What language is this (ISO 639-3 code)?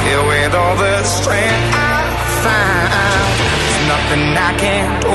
ell